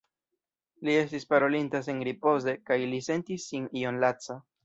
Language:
Esperanto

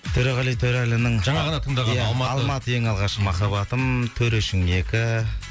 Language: Kazakh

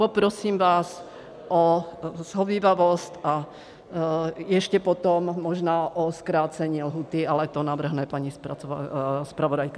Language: Czech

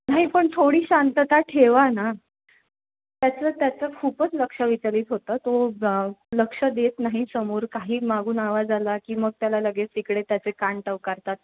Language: Marathi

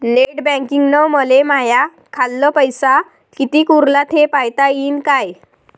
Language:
Marathi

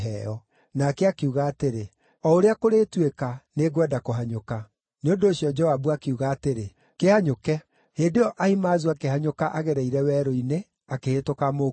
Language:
Kikuyu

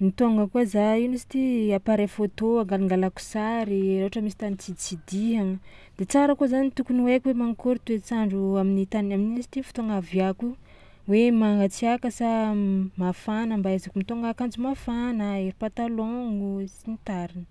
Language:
Tsimihety Malagasy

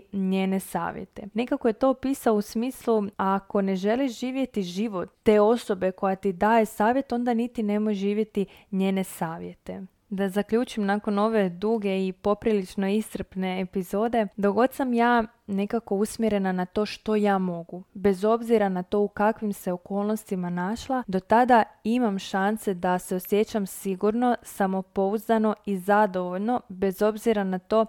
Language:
Croatian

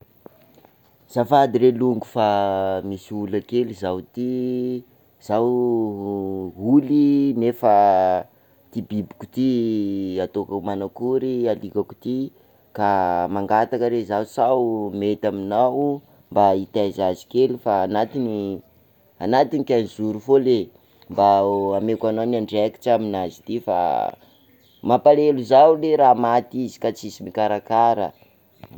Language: Sakalava Malagasy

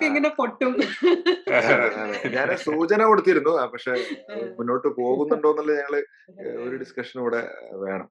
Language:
Malayalam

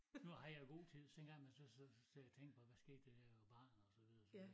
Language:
Danish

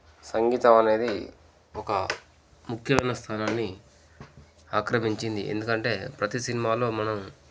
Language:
Telugu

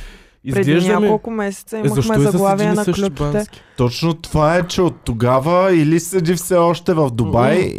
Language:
Bulgarian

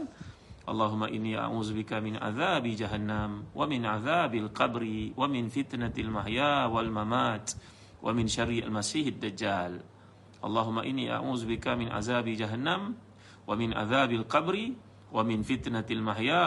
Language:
Malay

